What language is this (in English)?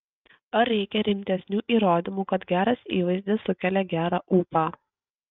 Lithuanian